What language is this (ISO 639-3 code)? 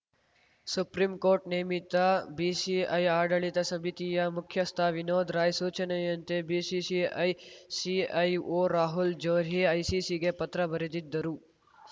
kan